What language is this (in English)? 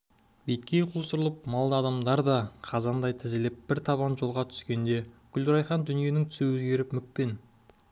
Kazakh